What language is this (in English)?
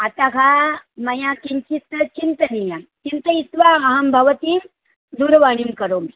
Sanskrit